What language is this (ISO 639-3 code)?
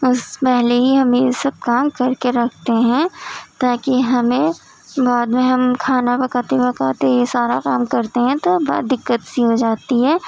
urd